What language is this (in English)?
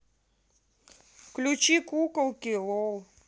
Russian